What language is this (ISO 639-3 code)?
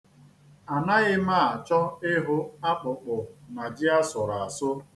ibo